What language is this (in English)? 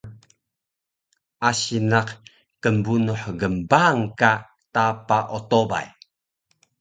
Taroko